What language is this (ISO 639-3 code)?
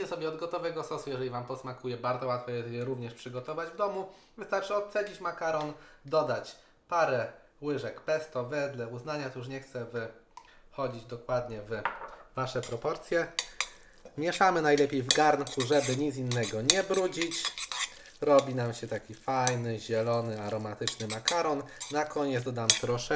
pol